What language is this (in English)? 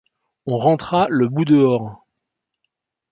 French